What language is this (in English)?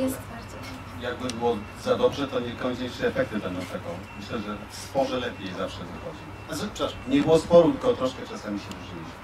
Polish